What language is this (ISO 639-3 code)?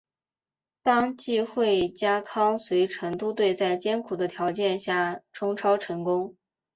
zho